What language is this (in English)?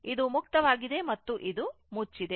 Kannada